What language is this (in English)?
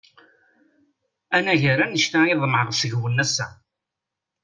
Kabyle